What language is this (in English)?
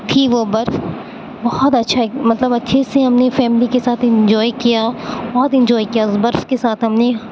Urdu